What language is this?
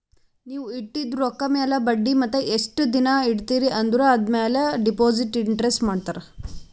Kannada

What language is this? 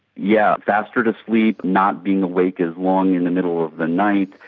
English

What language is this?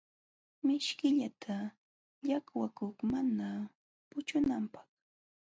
Jauja Wanca Quechua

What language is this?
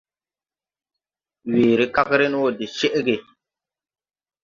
Tupuri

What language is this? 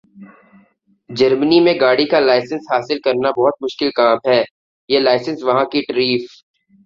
Urdu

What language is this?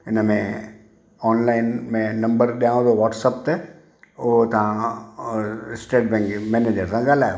Sindhi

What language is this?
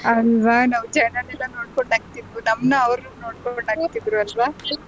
Kannada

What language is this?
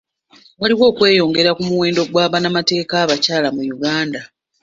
Ganda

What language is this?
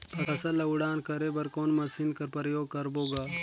Chhattisgarhi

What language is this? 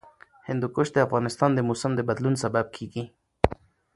Pashto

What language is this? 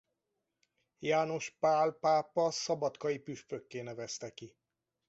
Hungarian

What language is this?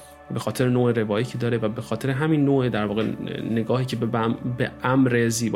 Persian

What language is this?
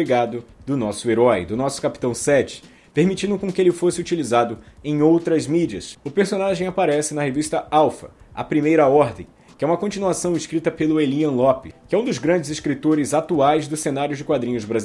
Portuguese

